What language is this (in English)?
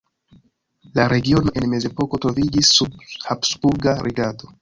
Esperanto